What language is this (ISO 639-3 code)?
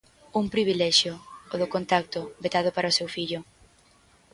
glg